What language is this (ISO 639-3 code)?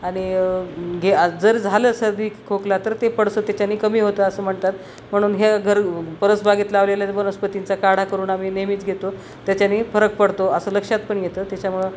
mar